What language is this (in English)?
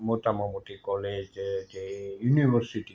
Gujarati